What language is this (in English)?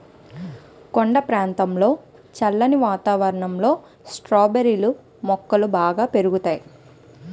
Telugu